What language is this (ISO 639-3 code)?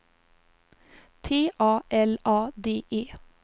swe